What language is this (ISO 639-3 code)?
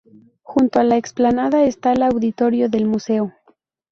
spa